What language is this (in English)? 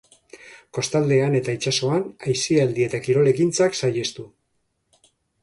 Basque